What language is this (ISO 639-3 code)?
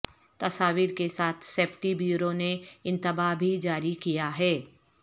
urd